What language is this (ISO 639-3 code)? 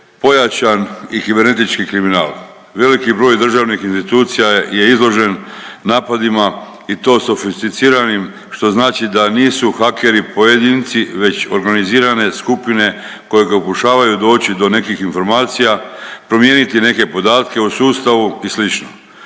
hrv